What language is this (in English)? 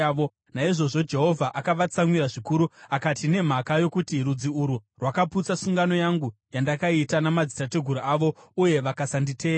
Shona